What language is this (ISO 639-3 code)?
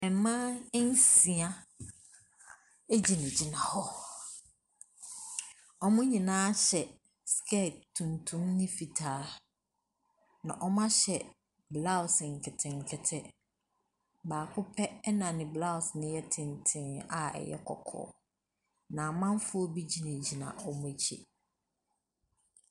aka